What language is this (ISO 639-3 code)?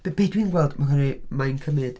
cym